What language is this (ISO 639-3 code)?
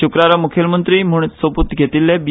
kok